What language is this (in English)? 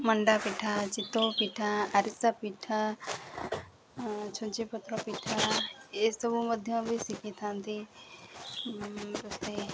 Odia